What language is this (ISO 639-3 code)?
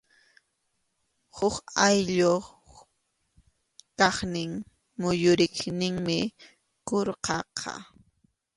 qxu